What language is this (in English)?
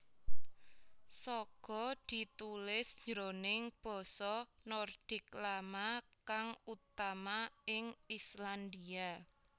Javanese